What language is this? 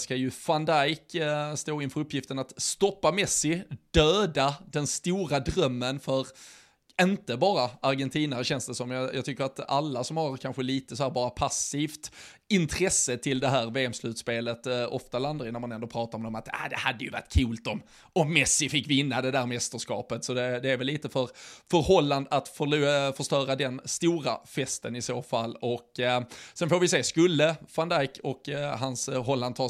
Swedish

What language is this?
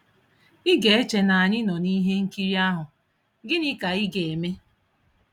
Igbo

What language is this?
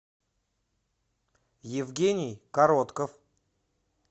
Russian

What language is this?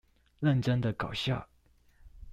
Chinese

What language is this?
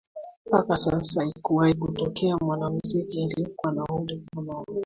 Swahili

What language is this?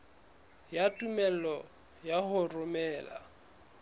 Southern Sotho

